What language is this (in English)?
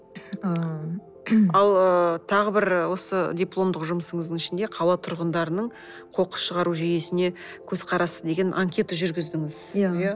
Kazakh